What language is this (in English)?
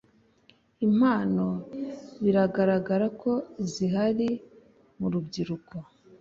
Kinyarwanda